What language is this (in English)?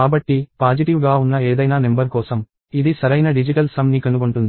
Telugu